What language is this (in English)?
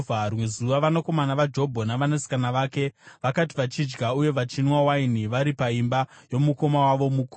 Shona